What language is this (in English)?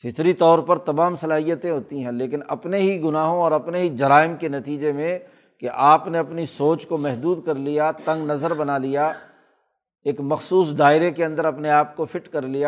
Urdu